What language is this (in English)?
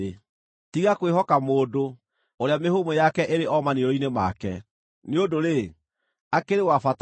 Kikuyu